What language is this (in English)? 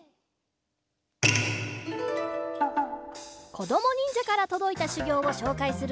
Japanese